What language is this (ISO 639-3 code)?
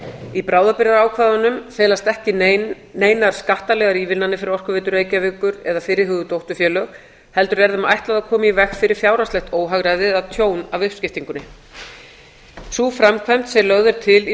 isl